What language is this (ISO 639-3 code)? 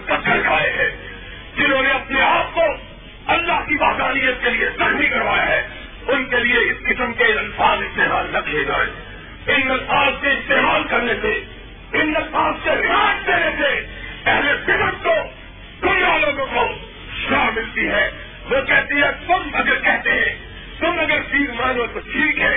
urd